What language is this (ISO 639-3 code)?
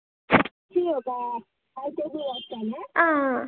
tel